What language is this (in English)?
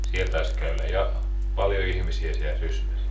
Finnish